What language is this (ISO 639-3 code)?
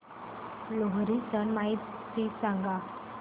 mar